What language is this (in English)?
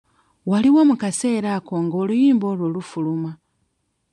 Ganda